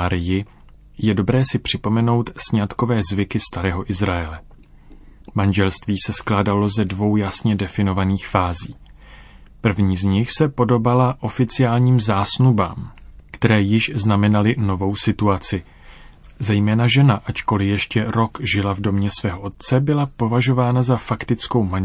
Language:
Czech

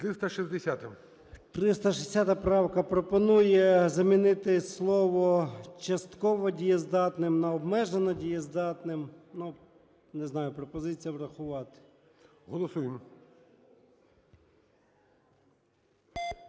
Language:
Ukrainian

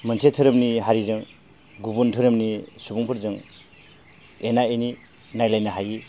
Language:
Bodo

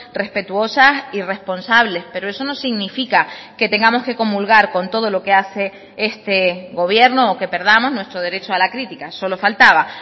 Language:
Spanish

